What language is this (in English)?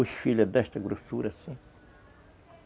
Portuguese